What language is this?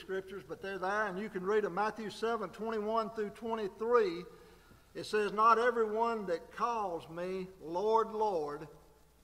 English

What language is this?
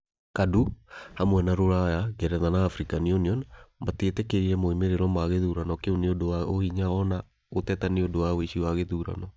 Kikuyu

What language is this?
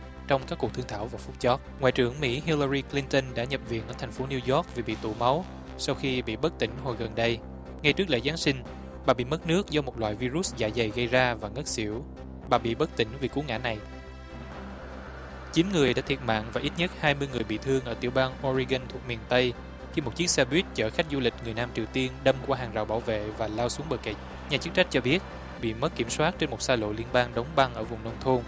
Vietnamese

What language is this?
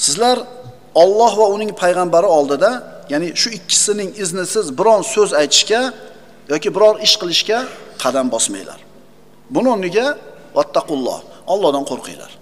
Turkish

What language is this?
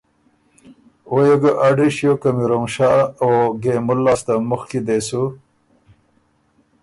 Ormuri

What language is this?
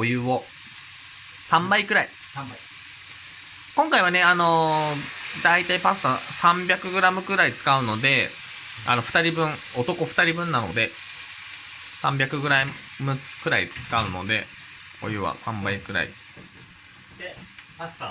Japanese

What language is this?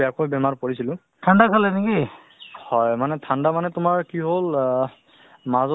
Assamese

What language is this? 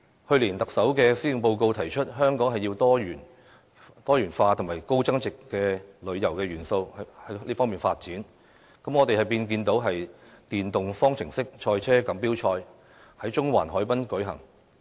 Cantonese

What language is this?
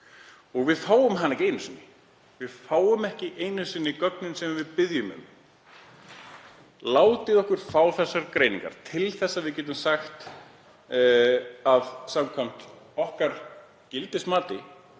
Icelandic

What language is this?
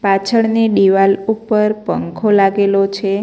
Gujarati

